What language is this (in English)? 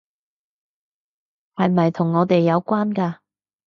Cantonese